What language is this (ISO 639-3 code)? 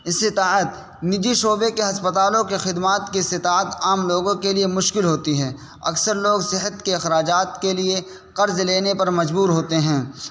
urd